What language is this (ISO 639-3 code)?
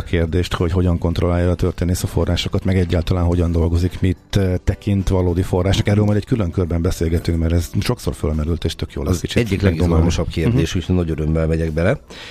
hun